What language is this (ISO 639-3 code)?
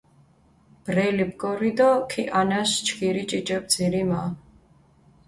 xmf